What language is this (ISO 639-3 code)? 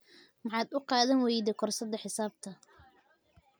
som